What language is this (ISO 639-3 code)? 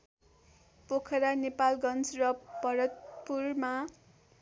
nep